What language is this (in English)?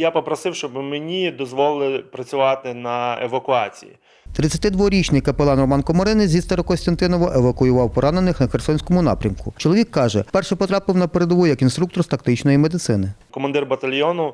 Ukrainian